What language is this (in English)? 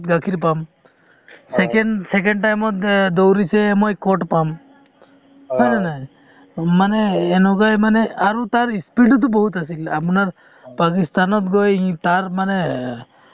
Assamese